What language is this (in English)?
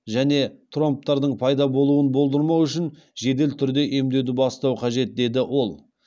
Kazakh